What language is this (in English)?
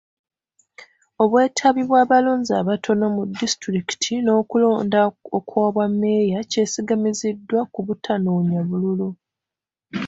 Ganda